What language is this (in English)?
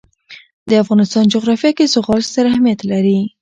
Pashto